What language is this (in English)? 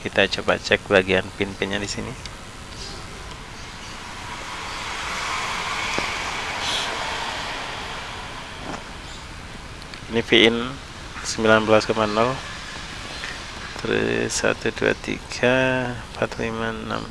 Indonesian